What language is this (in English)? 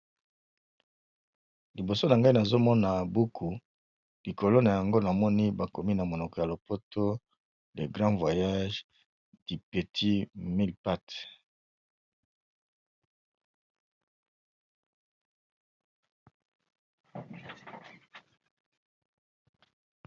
Lingala